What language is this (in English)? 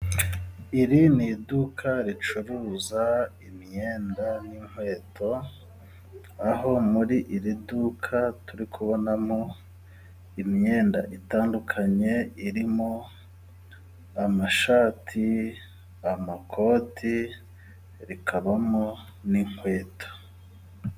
Kinyarwanda